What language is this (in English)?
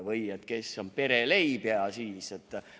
Estonian